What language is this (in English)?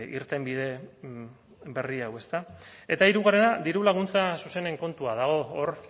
Basque